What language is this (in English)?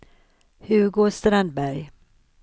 Swedish